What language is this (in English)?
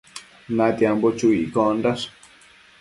Matsés